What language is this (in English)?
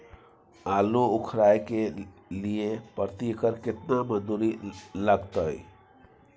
Maithili